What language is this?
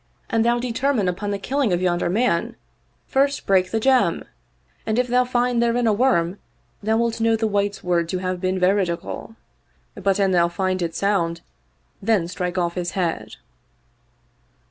English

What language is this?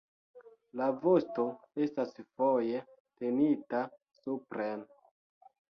Esperanto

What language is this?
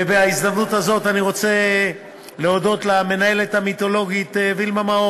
Hebrew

